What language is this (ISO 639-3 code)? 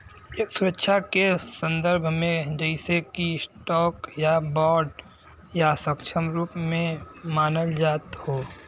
bho